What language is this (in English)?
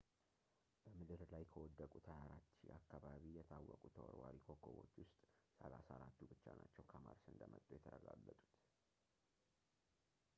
Amharic